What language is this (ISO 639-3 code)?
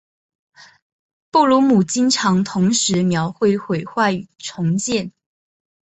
zho